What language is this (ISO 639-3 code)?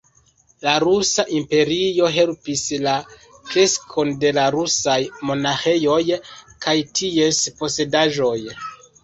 epo